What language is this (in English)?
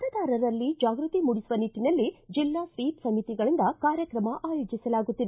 Kannada